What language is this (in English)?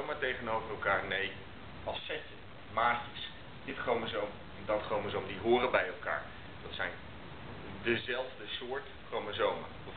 Dutch